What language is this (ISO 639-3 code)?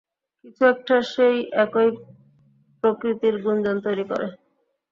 ben